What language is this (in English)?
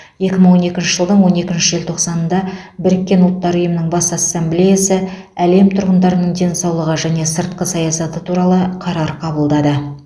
Kazakh